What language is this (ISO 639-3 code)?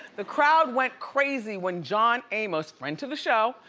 eng